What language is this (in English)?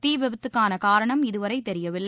Tamil